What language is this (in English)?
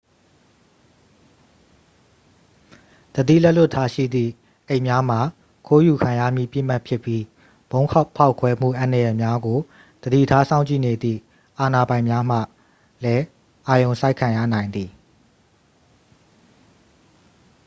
Burmese